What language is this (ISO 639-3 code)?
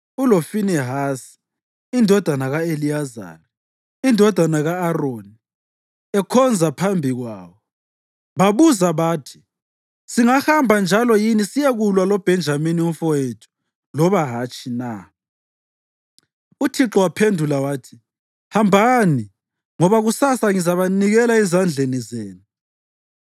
nde